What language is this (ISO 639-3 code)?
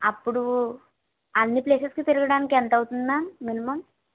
tel